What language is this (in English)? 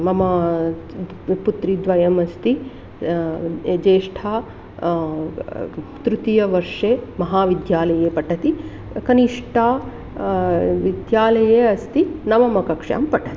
Sanskrit